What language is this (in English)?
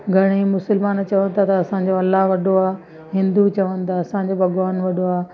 Sindhi